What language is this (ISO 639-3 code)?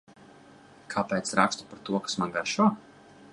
lav